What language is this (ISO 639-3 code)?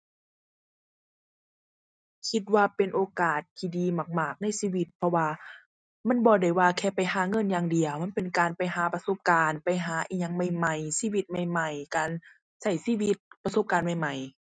tha